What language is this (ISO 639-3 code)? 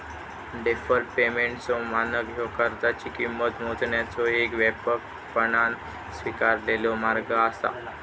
mar